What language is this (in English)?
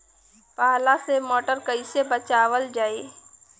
Bhojpuri